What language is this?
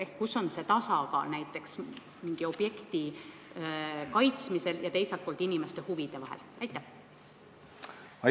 Estonian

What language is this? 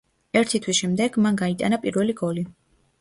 Georgian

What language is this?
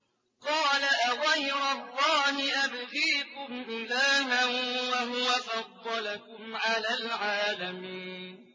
Arabic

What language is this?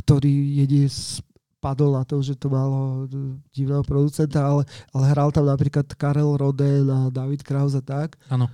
Slovak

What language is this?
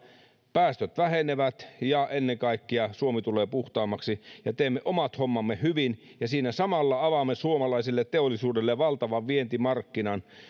Finnish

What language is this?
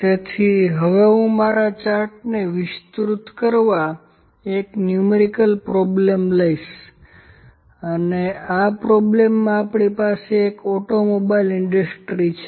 Gujarati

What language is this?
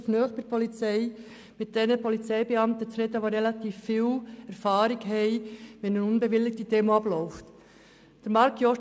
Swiss German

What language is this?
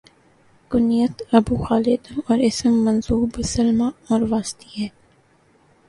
Urdu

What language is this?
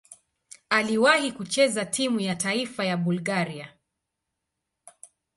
Swahili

